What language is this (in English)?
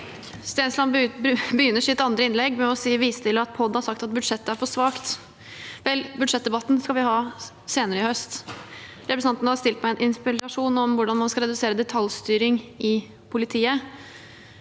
Norwegian